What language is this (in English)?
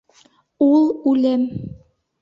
Bashkir